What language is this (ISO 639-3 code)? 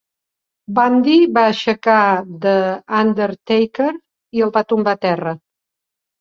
cat